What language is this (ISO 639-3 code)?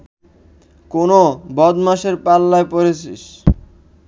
ben